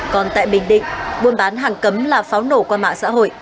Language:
Vietnamese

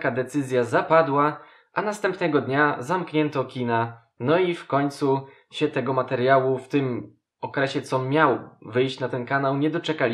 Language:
Polish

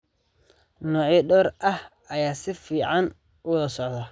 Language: Somali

